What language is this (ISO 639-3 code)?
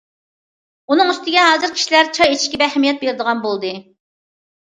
uig